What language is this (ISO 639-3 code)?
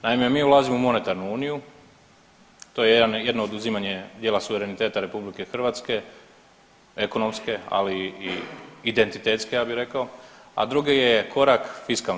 hrv